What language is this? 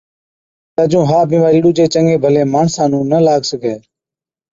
Od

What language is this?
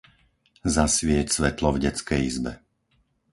Slovak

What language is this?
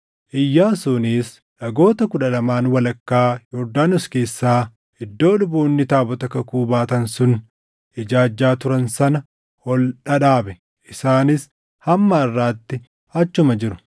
Oromo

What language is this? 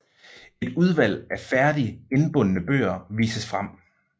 Danish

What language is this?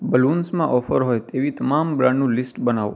Gujarati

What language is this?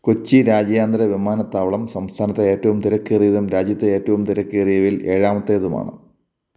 Malayalam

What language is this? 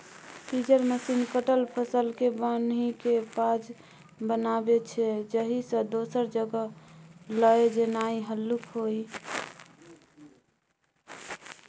Maithili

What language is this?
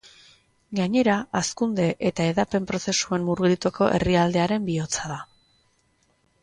Basque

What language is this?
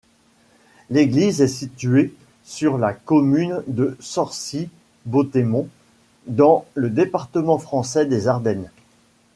French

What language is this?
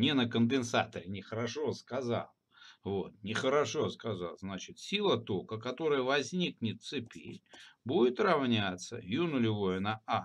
Russian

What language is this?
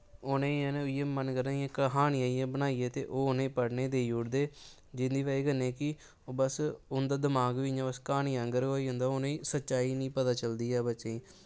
Dogri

